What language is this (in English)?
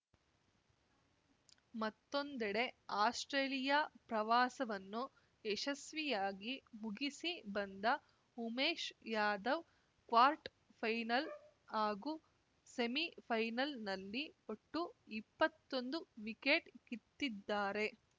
Kannada